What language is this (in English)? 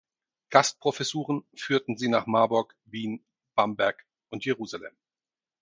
German